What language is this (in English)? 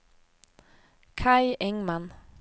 Swedish